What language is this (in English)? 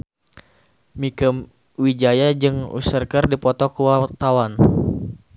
Sundanese